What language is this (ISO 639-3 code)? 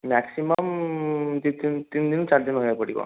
ori